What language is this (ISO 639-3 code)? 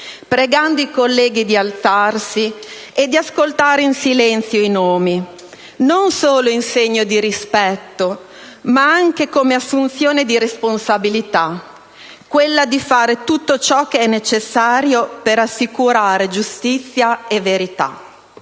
ita